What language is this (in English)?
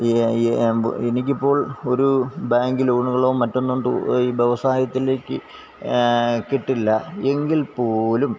Malayalam